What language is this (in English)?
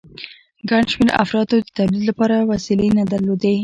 Pashto